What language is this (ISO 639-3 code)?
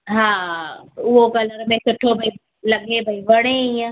snd